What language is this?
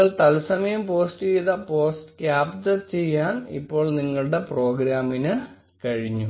Malayalam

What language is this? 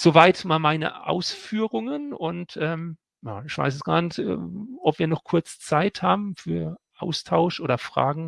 German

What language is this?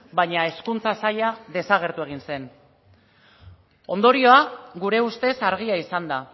Basque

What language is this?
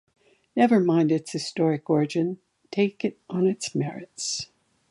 English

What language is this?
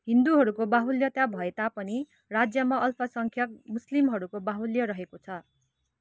Nepali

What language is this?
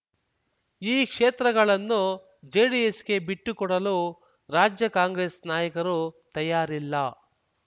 Kannada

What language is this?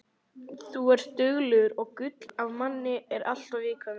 Icelandic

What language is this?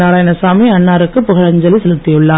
Tamil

